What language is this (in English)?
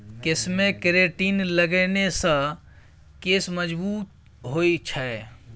Maithili